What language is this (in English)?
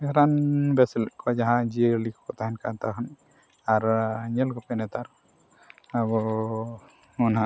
Santali